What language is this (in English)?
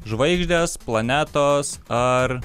Lithuanian